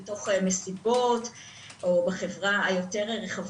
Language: Hebrew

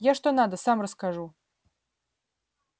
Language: Russian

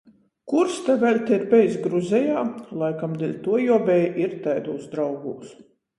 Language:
Latgalian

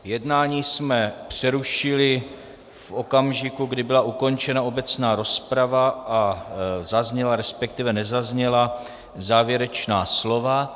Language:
Czech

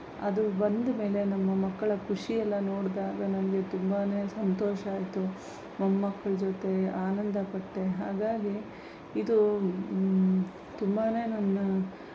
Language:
Kannada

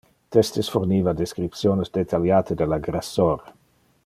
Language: Interlingua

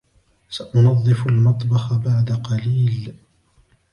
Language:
Arabic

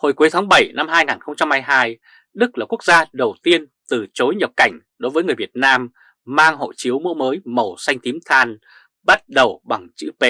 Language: Vietnamese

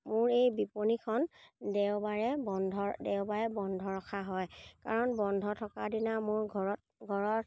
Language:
Assamese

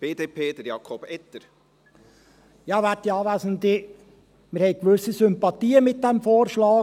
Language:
Swiss German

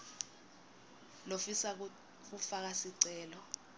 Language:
Swati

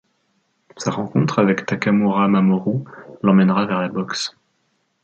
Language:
French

